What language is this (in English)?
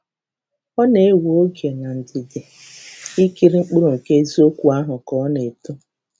Igbo